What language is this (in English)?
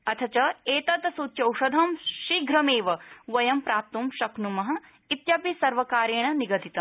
Sanskrit